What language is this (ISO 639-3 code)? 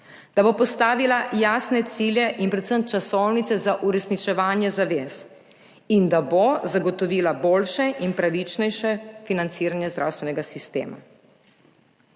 slv